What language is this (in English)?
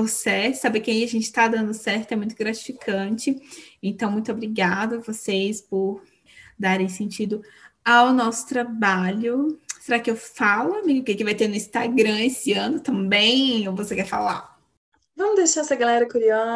Portuguese